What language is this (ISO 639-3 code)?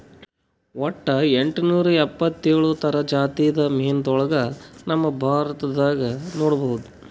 kan